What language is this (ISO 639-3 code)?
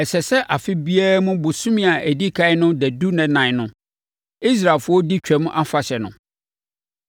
aka